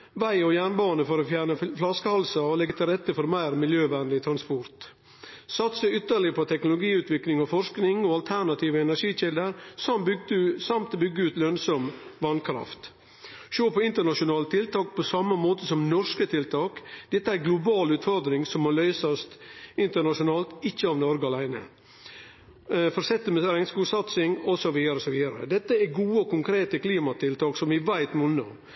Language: Norwegian Nynorsk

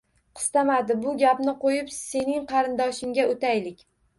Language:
Uzbek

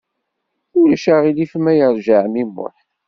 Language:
Kabyle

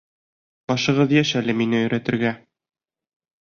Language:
Bashkir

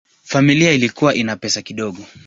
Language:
Swahili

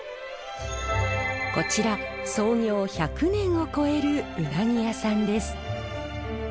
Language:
Japanese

